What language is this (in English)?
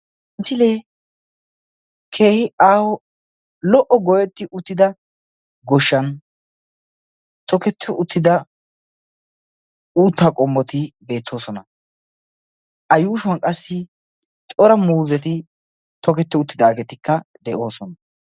Wolaytta